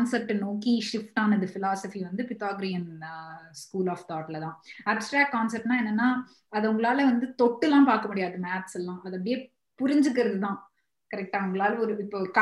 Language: Tamil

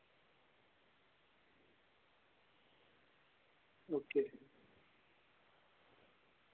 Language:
Dogri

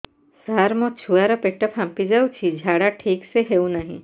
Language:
Odia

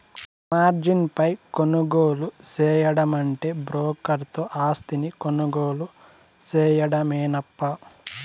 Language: Telugu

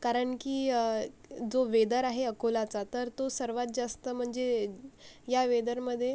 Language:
Marathi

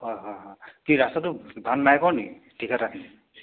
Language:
Assamese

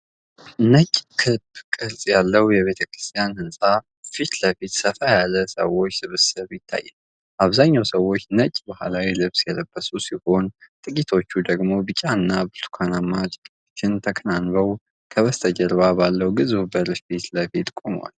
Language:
Amharic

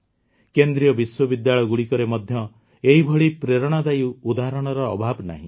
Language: Odia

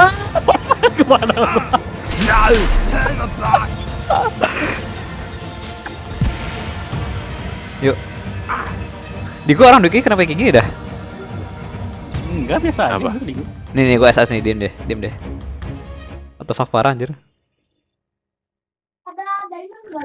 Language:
Indonesian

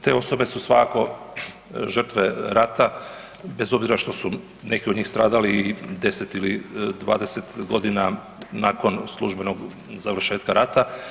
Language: Croatian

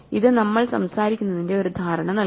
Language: Malayalam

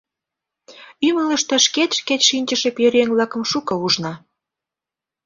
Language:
Mari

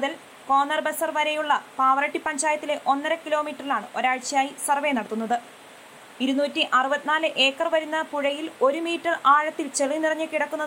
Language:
Malayalam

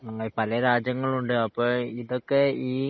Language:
Malayalam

